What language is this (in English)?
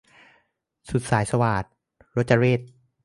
Thai